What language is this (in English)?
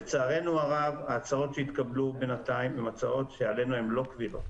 Hebrew